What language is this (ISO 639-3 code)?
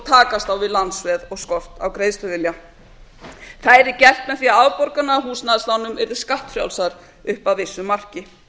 isl